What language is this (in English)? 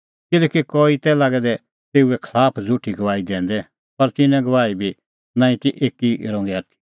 Kullu Pahari